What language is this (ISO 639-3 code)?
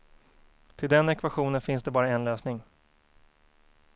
swe